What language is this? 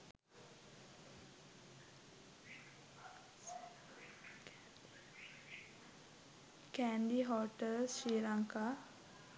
Sinhala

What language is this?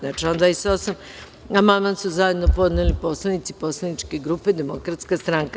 Serbian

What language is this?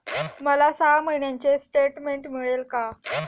Marathi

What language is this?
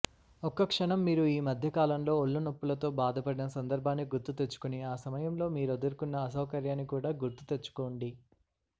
Telugu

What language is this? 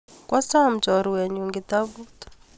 Kalenjin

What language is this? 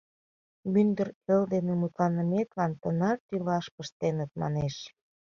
Mari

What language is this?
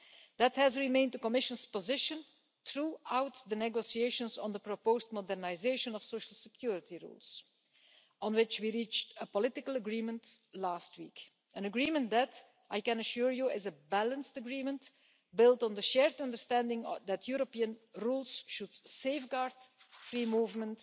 English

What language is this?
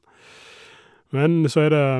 Norwegian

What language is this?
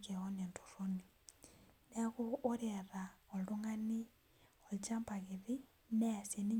Masai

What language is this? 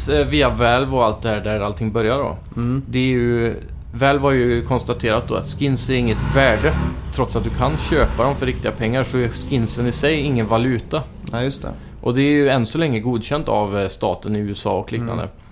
Swedish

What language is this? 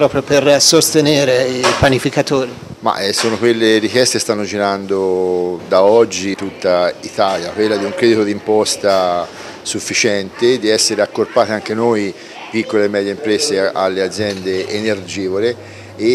Italian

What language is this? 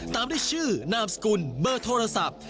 Thai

